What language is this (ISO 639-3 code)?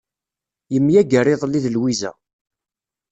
kab